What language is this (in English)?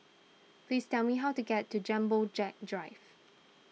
English